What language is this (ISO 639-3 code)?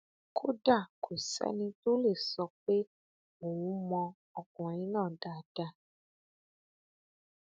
yor